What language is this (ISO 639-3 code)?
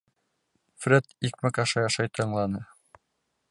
bak